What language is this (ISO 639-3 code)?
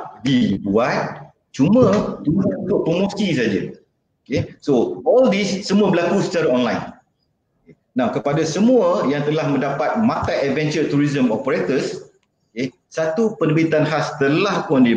msa